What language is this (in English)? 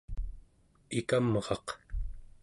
Central Yupik